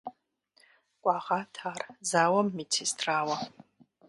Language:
Kabardian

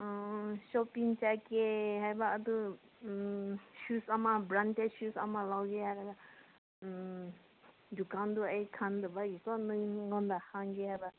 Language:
Manipuri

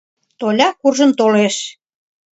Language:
Mari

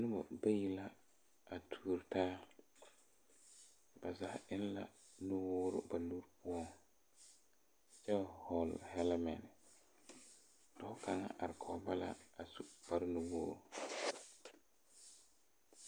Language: Southern Dagaare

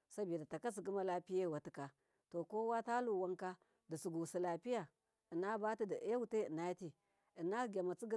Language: Miya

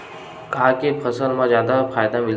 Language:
Chhattisgarhi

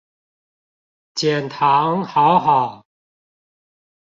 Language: Chinese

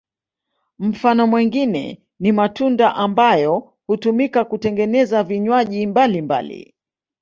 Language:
Swahili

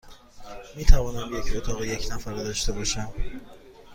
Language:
Persian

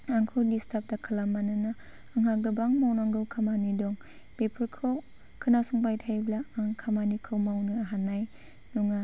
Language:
Bodo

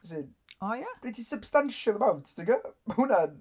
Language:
Welsh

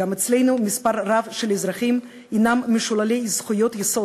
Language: Hebrew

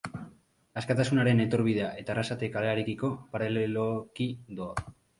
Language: Basque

